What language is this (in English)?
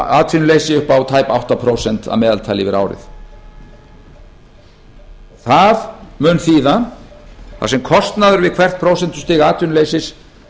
Icelandic